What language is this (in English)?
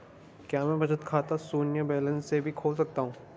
Hindi